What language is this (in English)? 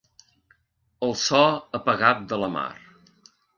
Catalan